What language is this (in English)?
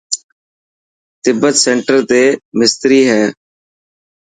Dhatki